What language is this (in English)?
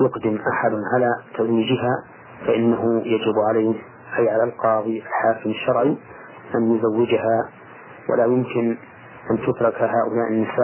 Arabic